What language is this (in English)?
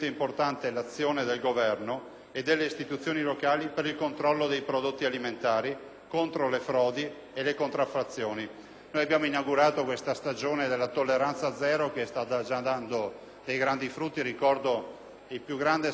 Italian